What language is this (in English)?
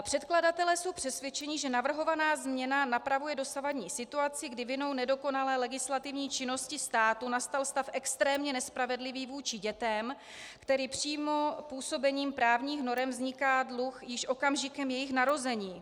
Czech